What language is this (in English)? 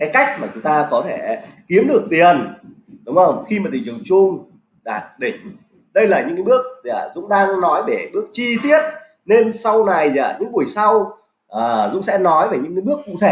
Vietnamese